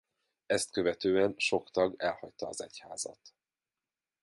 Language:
Hungarian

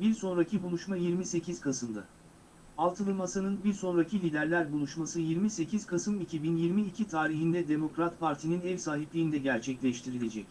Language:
Turkish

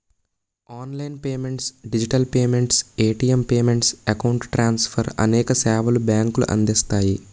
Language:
Telugu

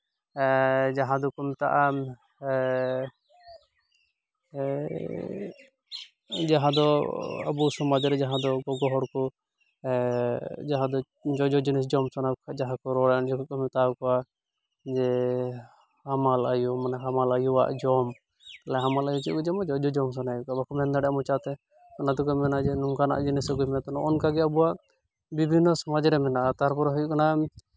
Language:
Santali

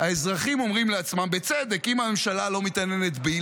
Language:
Hebrew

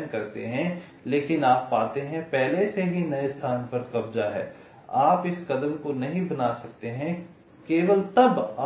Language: Hindi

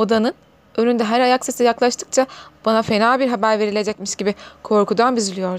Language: Turkish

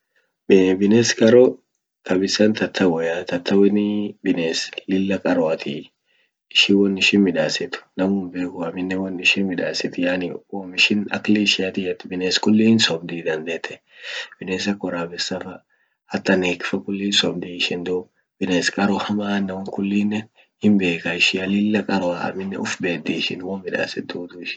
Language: Orma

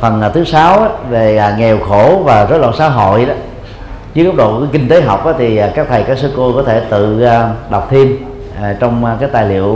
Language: Vietnamese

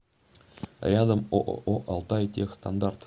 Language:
Russian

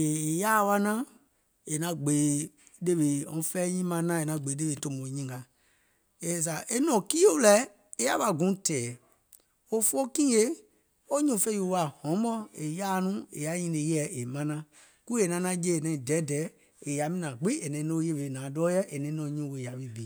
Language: Gola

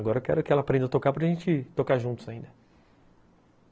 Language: Portuguese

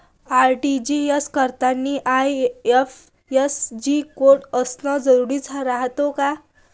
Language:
Marathi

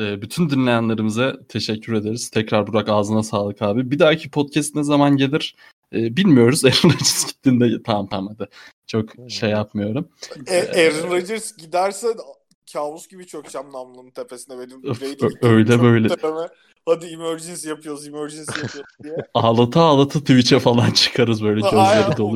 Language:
Turkish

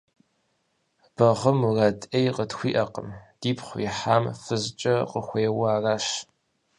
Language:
Kabardian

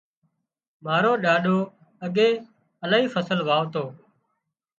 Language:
Wadiyara Koli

